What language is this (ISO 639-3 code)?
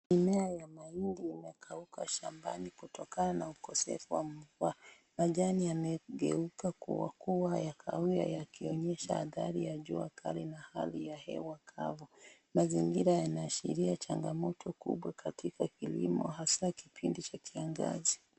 swa